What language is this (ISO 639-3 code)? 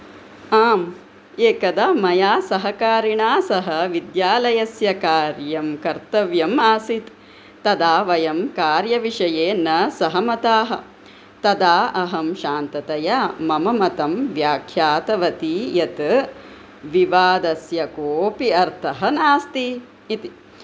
san